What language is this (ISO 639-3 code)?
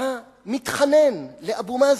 heb